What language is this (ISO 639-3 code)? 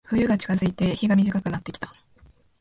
jpn